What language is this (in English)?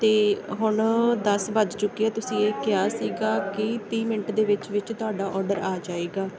Punjabi